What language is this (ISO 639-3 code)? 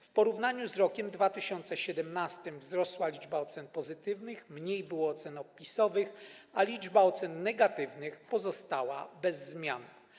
pol